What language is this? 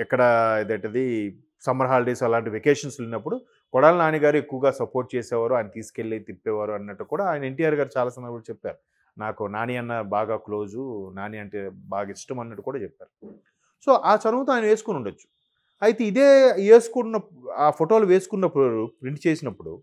Telugu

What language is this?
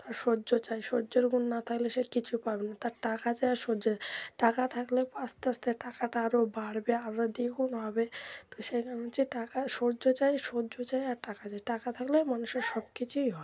Bangla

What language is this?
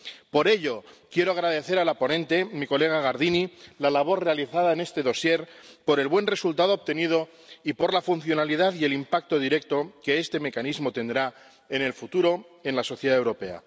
Spanish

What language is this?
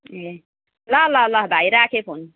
Nepali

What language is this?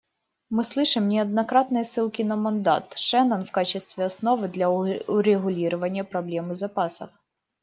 Russian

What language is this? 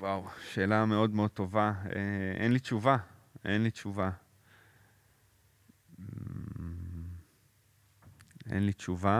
Hebrew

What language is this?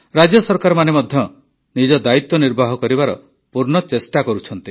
Odia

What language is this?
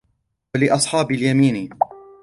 Arabic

